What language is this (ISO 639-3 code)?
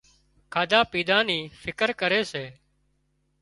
kxp